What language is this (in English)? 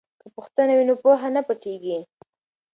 Pashto